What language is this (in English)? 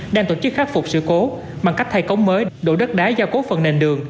Vietnamese